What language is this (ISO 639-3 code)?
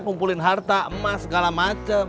ind